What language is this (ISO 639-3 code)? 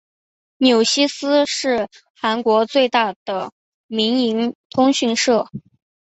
zho